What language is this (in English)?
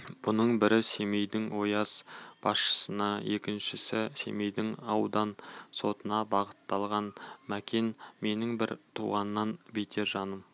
Kazakh